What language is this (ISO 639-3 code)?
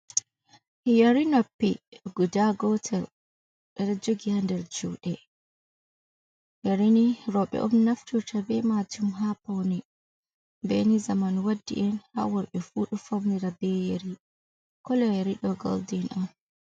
ful